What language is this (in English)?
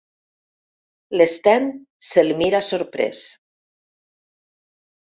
Catalan